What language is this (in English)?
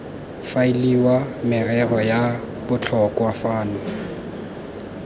Tswana